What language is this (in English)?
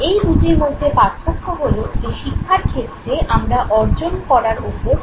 Bangla